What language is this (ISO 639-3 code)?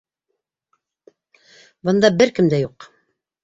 bak